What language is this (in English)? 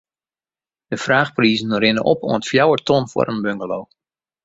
Western Frisian